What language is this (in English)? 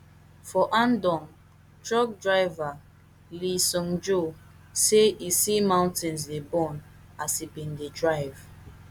Nigerian Pidgin